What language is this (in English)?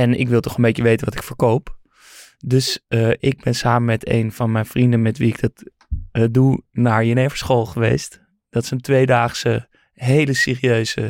Dutch